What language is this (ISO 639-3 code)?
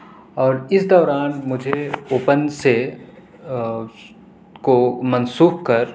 urd